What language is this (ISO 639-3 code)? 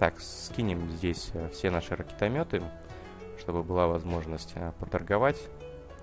rus